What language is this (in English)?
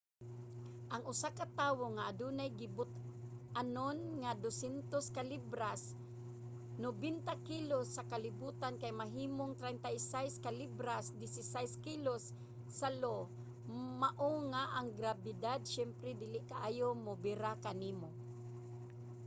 Cebuano